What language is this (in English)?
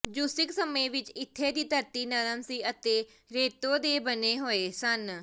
Punjabi